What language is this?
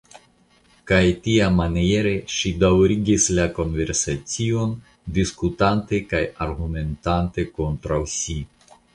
Esperanto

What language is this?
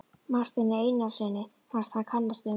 Icelandic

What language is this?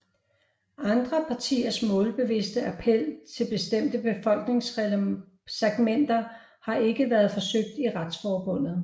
Danish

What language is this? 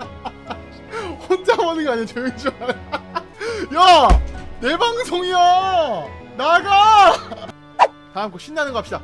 Korean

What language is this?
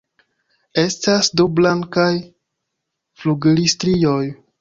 Esperanto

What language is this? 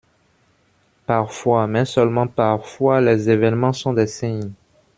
French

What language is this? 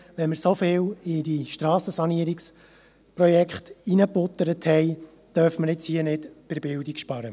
Swiss German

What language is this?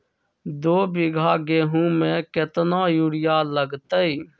Magahi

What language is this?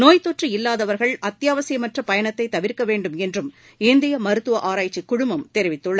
Tamil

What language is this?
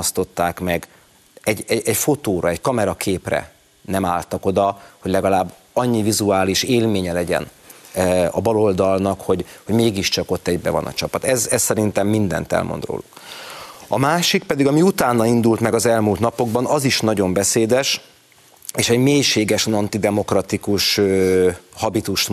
Hungarian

